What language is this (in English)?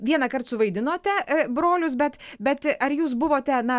Lithuanian